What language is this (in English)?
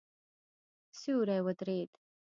Pashto